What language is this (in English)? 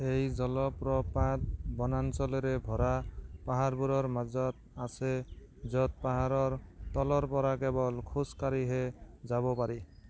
Assamese